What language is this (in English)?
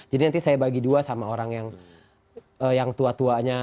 Indonesian